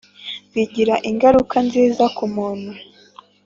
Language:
Kinyarwanda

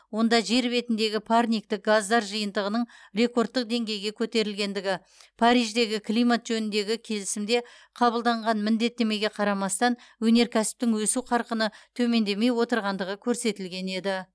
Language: Kazakh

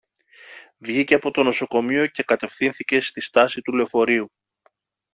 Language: Greek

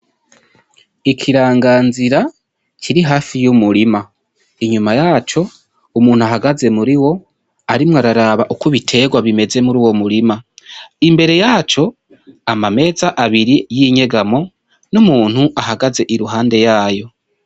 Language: Rundi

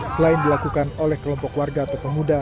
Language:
Indonesian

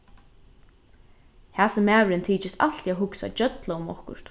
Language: Faroese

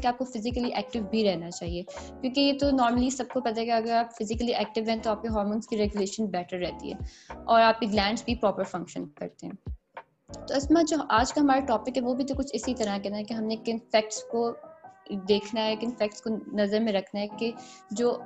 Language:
Urdu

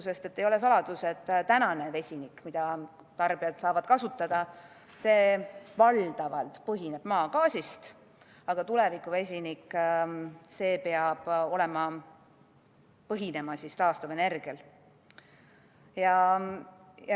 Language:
Estonian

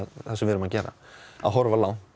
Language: Icelandic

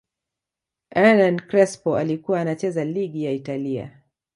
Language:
Swahili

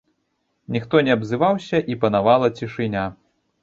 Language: Belarusian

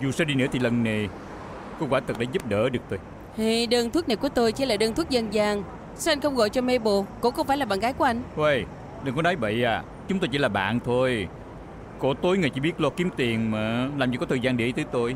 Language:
Vietnamese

